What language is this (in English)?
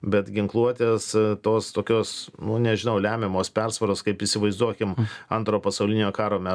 Lithuanian